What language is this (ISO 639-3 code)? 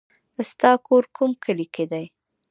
pus